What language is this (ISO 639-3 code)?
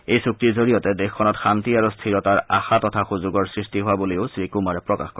asm